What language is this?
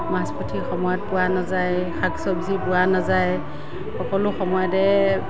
Assamese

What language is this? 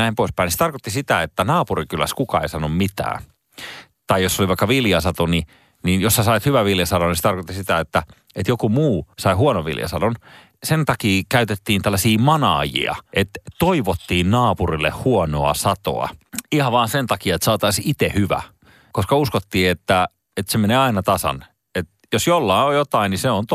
Finnish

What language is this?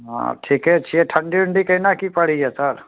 Maithili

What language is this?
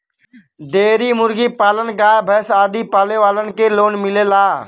Bhojpuri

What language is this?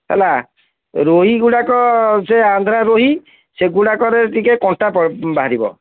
Odia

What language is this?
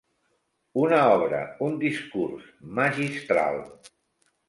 Catalan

